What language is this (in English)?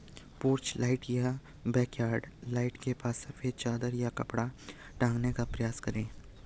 Hindi